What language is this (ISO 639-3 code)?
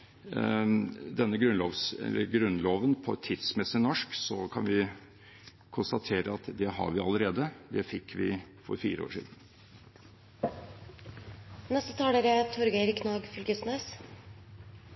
nor